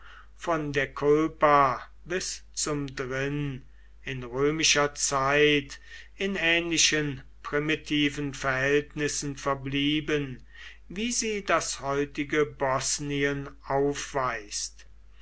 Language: German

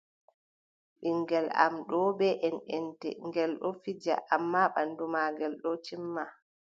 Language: Adamawa Fulfulde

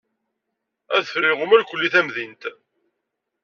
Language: Kabyle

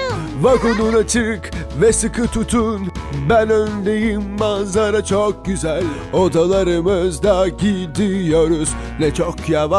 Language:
Turkish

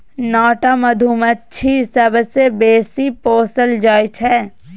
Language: Maithili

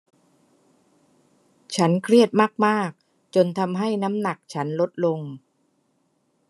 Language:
Thai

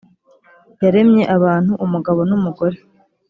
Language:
Kinyarwanda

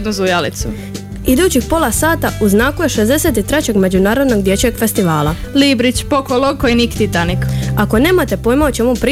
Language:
Croatian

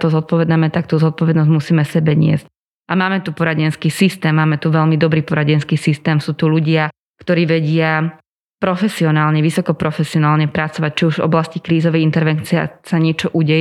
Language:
Slovak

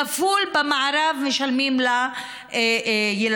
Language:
Hebrew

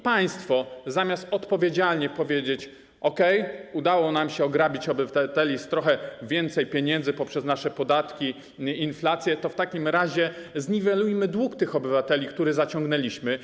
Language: Polish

